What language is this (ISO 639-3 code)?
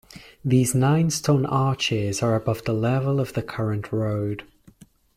eng